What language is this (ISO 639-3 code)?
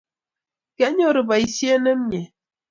kln